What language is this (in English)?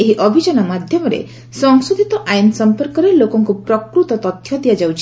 Odia